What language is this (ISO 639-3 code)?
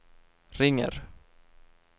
swe